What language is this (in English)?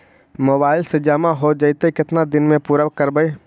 Magahi